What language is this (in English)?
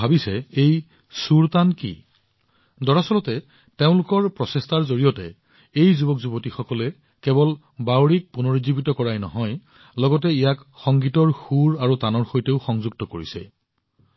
Assamese